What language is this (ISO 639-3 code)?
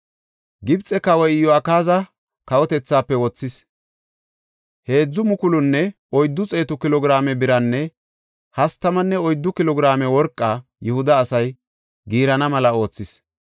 gof